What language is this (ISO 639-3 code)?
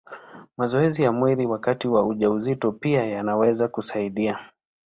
swa